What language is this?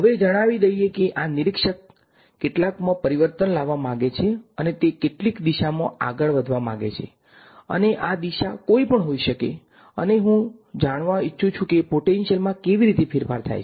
Gujarati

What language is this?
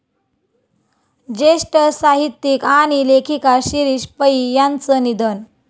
Marathi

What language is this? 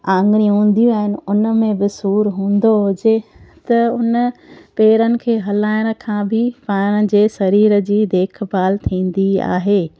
Sindhi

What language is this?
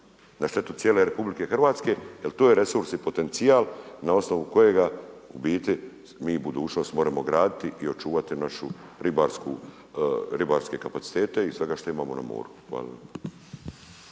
Croatian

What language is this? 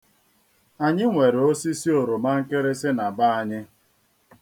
Igbo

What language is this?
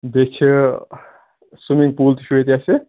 Kashmiri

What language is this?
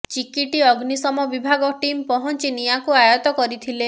Odia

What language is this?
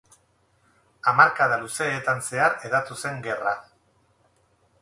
Basque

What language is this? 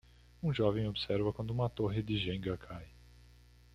Portuguese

